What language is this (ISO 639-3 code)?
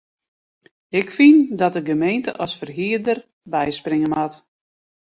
fry